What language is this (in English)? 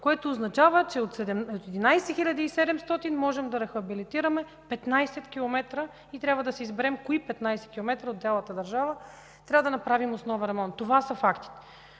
Bulgarian